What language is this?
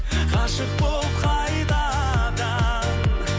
Kazakh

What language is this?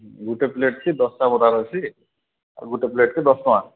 Odia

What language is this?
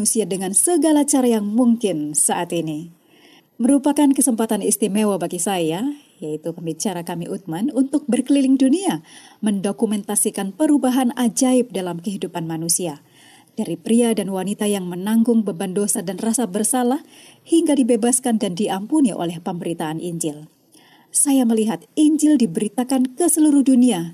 Indonesian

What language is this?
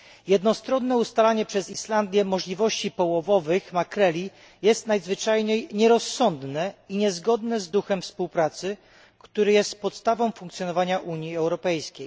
Polish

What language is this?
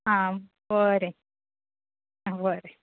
Konkani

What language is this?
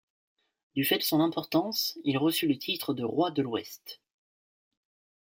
French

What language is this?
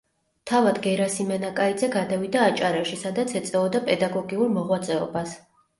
Georgian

